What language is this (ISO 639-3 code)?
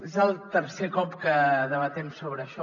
cat